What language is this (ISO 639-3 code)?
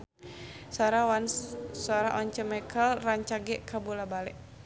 sun